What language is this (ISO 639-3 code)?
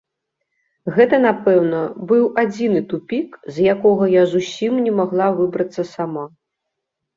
bel